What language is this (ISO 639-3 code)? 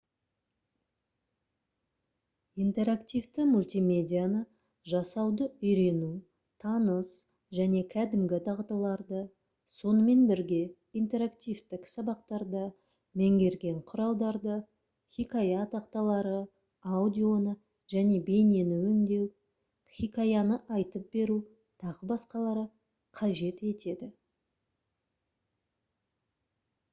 kaz